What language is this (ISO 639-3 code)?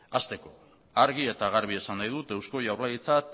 eus